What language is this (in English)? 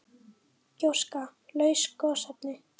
Icelandic